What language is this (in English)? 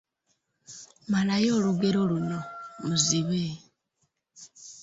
Ganda